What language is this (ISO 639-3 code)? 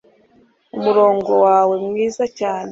kin